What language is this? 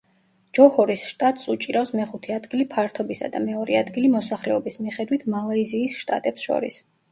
Georgian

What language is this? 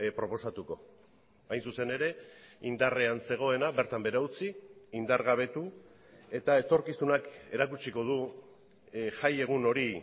Basque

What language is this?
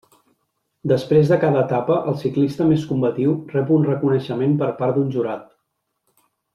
Catalan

